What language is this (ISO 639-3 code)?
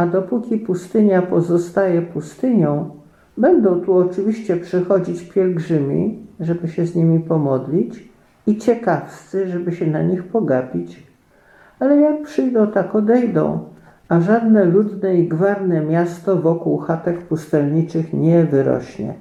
pol